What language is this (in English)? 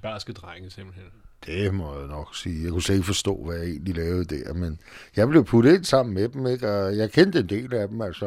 Danish